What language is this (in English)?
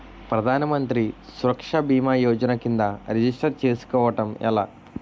Telugu